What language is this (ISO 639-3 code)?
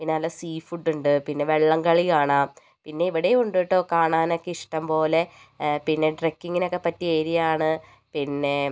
mal